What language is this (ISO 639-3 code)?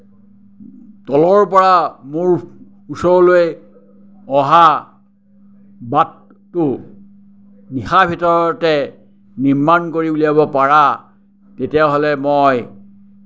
asm